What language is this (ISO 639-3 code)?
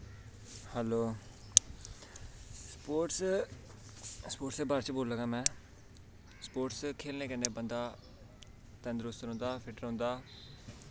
doi